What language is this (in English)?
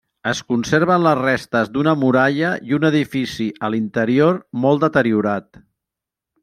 Catalan